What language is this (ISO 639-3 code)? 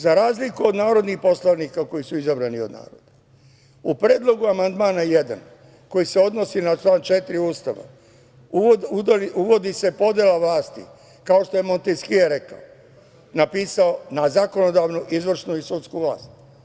srp